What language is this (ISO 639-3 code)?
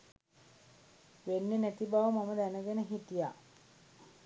sin